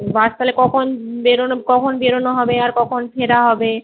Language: Bangla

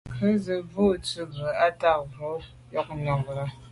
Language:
Medumba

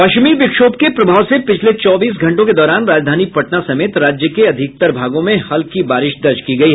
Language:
Hindi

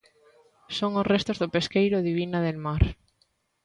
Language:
Galician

